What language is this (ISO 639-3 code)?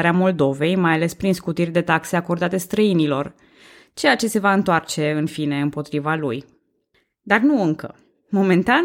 ron